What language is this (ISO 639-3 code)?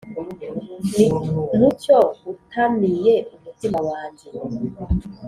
kin